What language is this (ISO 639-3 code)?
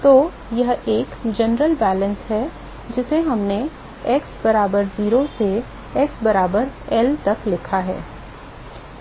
hin